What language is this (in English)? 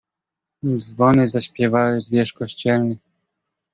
Polish